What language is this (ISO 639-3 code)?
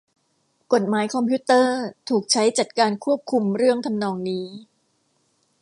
tha